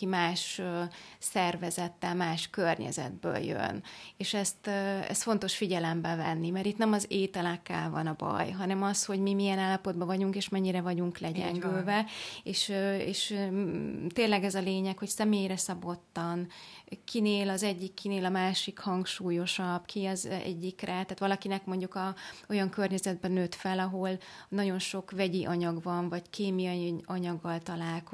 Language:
Hungarian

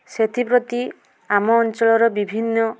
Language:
Odia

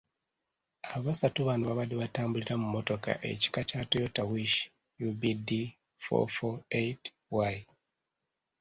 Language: Ganda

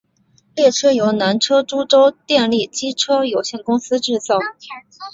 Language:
Chinese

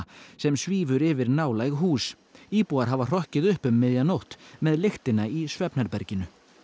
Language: Icelandic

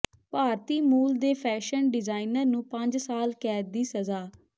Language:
Punjabi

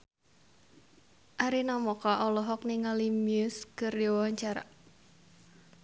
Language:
Sundanese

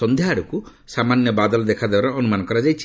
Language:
Odia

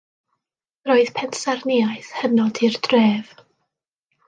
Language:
Welsh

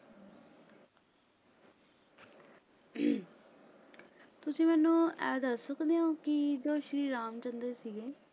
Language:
Punjabi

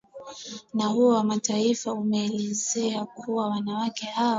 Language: Swahili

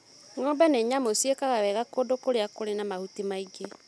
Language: Kikuyu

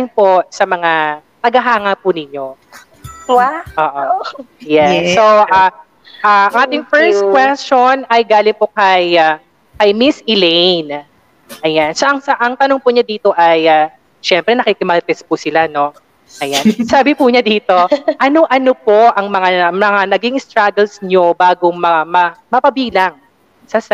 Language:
Filipino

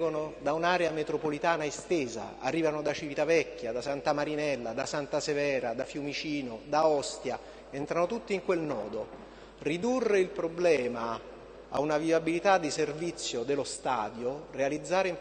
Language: Italian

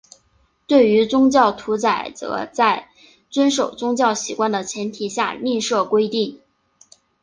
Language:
Chinese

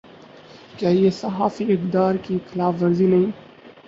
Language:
Urdu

